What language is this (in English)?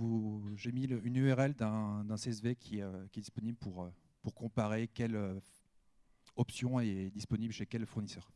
French